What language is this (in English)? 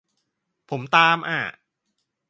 Thai